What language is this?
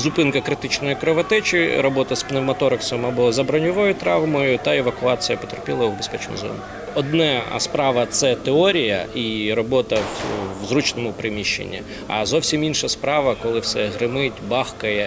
Ukrainian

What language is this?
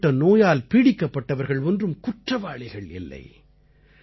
Tamil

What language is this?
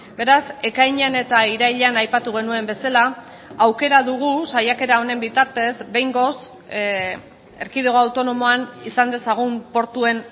Basque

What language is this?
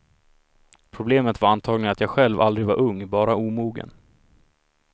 Swedish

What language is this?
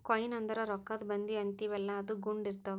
Kannada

